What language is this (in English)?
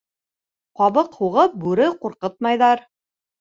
Bashkir